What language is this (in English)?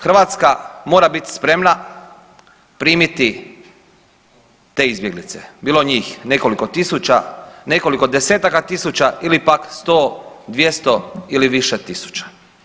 Croatian